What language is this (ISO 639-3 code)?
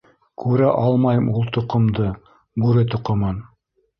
bak